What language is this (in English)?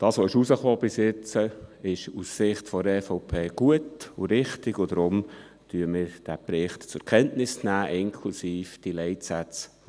Swiss German